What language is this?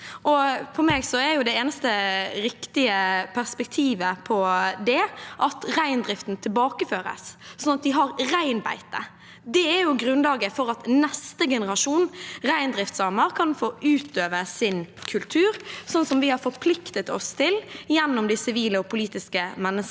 Norwegian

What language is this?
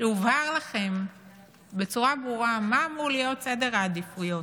Hebrew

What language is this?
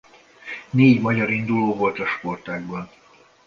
Hungarian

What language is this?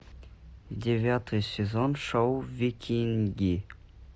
Russian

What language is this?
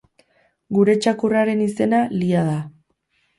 Basque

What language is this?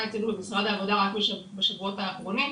Hebrew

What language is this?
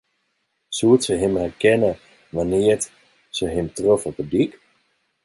Western Frisian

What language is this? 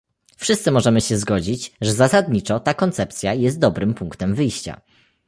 Polish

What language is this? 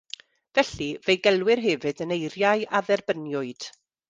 Welsh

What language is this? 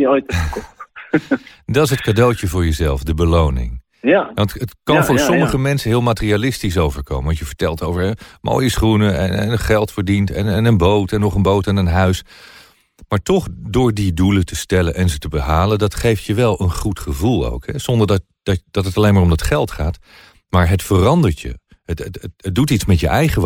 Dutch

